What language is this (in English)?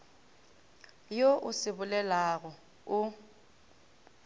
Northern Sotho